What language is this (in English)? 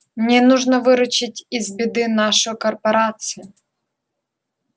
Russian